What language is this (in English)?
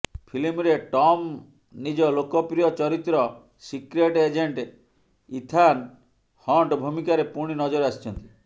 Odia